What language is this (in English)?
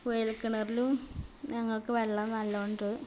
Malayalam